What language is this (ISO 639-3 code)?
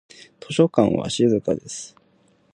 jpn